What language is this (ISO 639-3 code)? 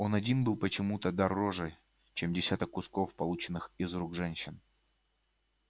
rus